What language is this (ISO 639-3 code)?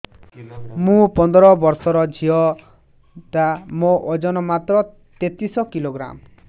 ori